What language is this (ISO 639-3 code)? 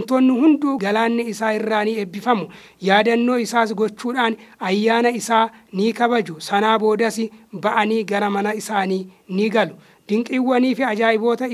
ara